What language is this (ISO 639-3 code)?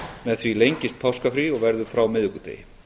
isl